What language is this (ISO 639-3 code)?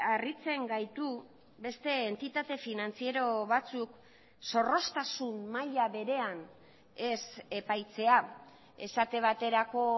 eus